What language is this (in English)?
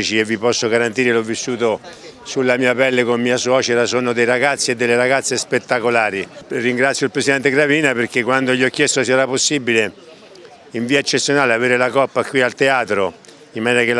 Italian